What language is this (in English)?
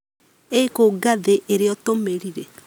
Kikuyu